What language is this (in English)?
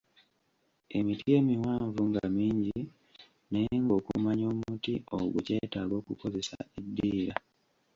Ganda